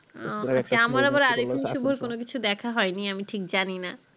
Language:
Bangla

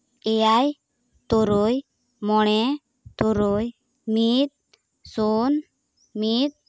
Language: Santali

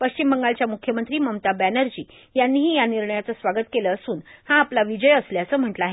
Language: Marathi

